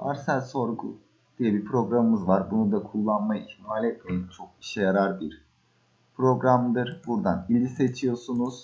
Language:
Turkish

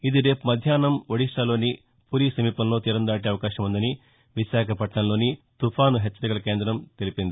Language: Telugu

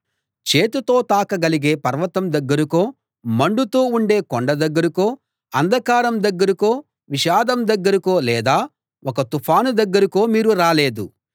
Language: Telugu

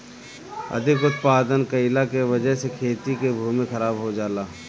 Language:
Bhojpuri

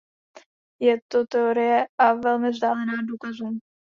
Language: Czech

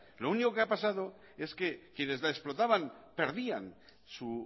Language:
Spanish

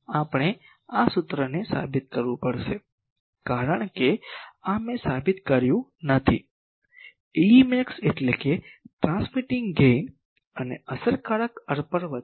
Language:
Gujarati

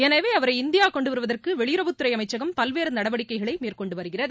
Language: Tamil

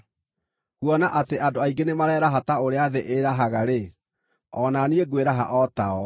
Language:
Kikuyu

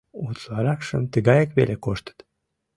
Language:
Mari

